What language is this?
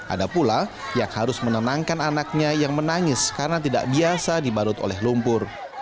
Indonesian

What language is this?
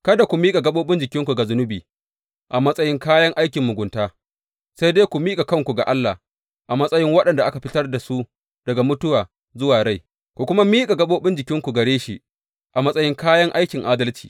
Hausa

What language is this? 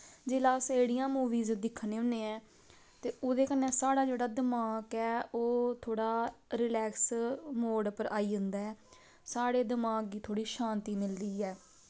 Dogri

